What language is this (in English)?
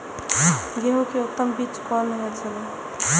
Maithili